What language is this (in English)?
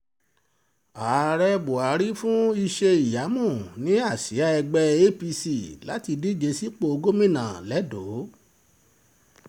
Yoruba